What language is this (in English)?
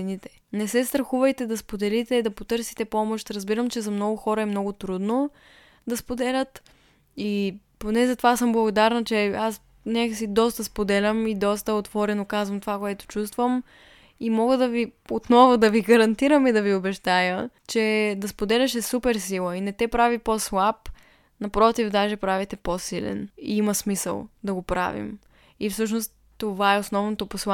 Bulgarian